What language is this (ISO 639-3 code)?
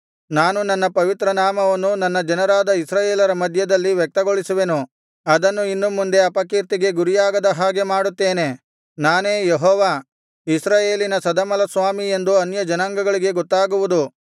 kan